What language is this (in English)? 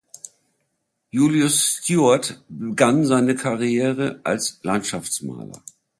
German